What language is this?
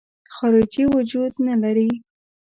Pashto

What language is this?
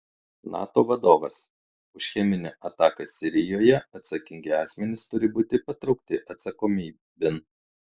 Lithuanian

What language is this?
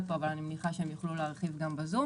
Hebrew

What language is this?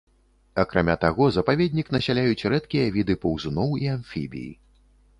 Belarusian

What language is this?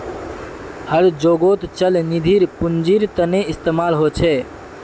Magahi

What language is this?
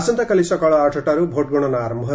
Odia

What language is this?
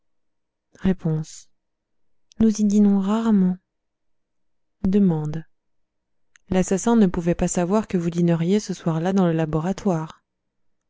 French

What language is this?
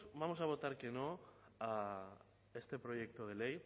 Spanish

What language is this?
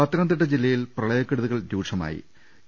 Malayalam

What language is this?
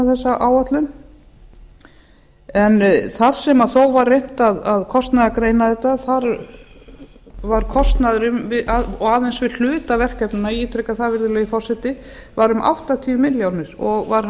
Icelandic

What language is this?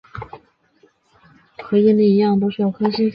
Chinese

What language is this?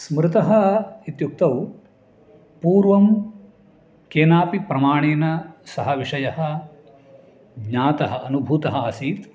Sanskrit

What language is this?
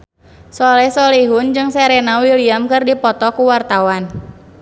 Sundanese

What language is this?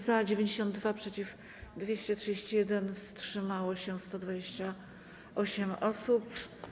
Polish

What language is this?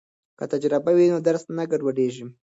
Pashto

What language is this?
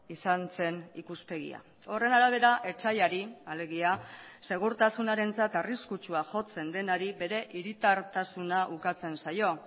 Basque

